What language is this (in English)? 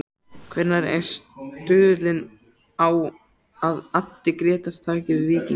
Icelandic